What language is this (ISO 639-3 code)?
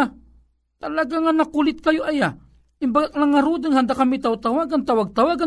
fil